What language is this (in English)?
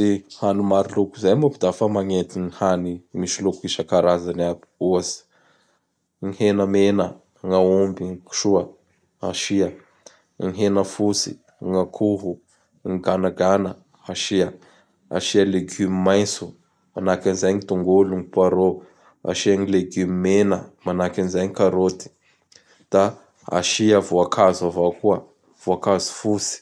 Bara Malagasy